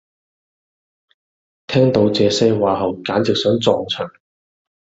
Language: Cantonese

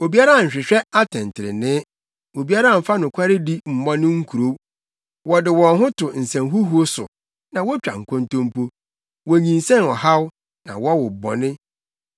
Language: Akan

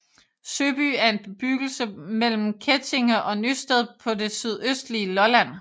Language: Danish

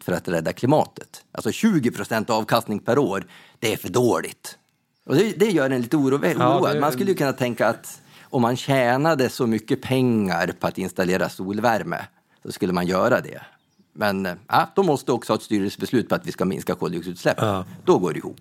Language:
Swedish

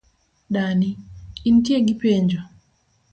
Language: Luo (Kenya and Tanzania)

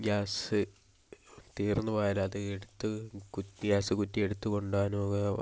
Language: Malayalam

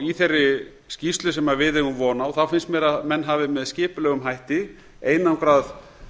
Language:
Icelandic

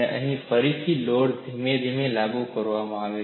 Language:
Gujarati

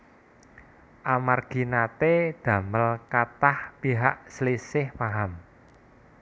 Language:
Javanese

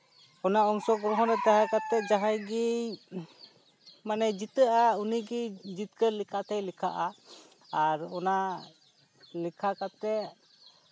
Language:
Santali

